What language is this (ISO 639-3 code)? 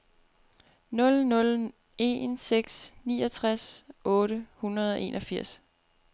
dan